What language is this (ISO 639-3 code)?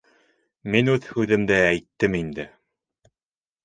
bak